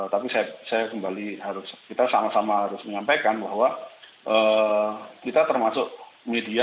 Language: Indonesian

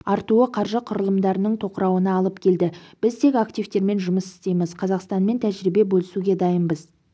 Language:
Kazakh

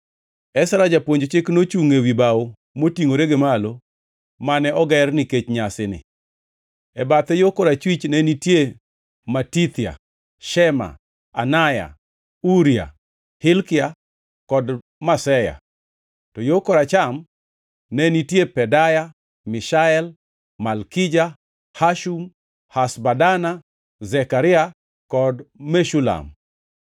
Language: Luo (Kenya and Tanzania)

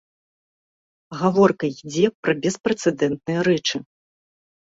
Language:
Belarusian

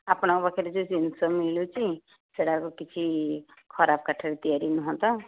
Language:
Odia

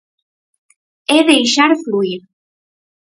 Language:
Galician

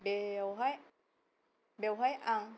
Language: Bodo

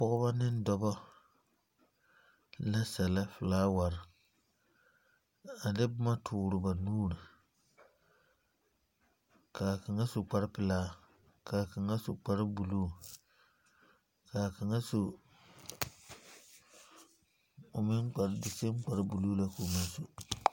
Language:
Southern Dagaare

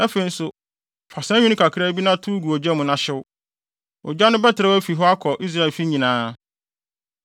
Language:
Akan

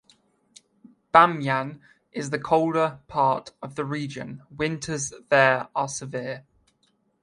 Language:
English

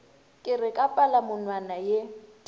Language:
Northern Sotho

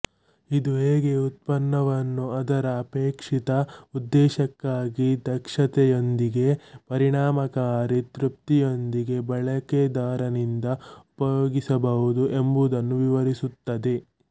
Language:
Kannada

